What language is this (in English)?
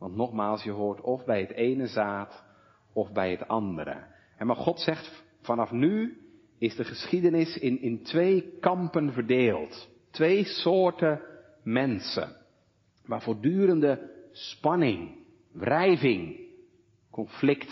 Dutch